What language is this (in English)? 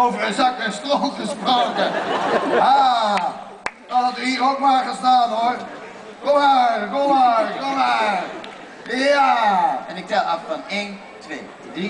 Dutch